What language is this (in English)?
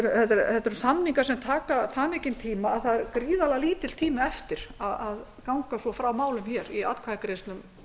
Icelandic